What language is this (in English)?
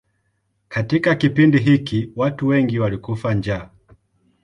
Swahili